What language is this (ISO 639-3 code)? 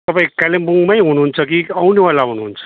nep